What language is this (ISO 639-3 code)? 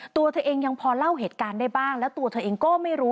tha